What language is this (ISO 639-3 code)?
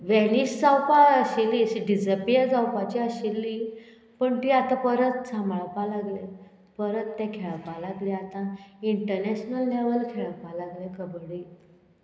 kok